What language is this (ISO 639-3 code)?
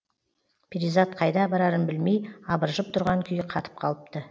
kaz